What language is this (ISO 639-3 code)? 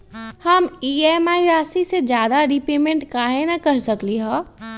mag